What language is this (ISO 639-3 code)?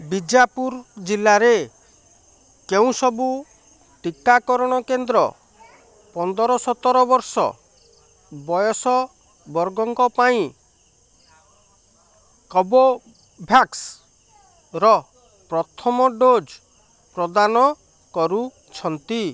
ori